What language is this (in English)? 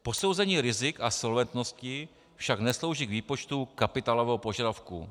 Czech